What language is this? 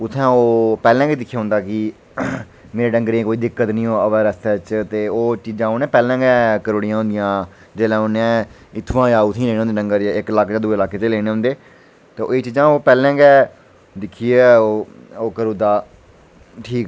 Dogri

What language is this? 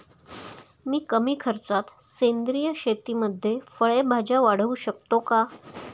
Marathi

